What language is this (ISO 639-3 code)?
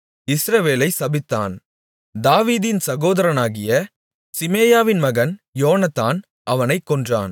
tam